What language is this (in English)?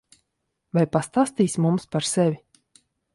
Latvian